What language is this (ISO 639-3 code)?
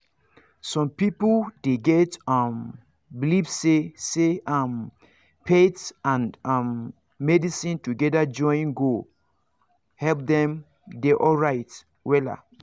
pcm